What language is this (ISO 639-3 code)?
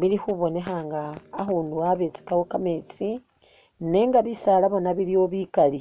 myx